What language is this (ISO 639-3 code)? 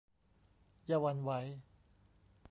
tha